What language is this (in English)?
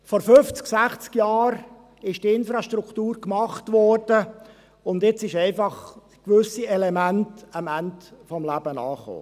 Swiss German